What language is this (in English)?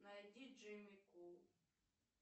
Russian